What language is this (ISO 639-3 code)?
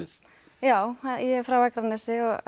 isl